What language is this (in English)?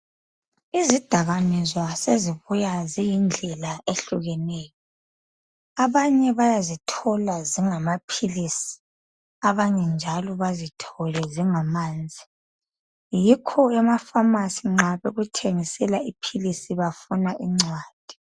North Ndebele